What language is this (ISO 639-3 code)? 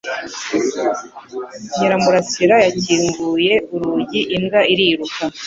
kin